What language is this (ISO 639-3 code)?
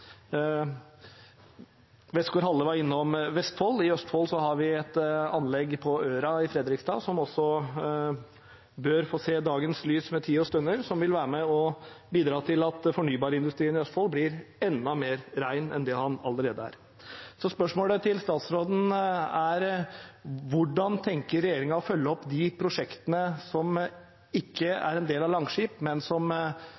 nob